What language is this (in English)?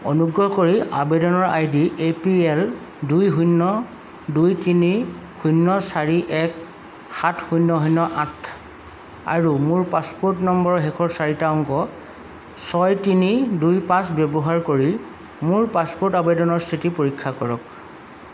Assamese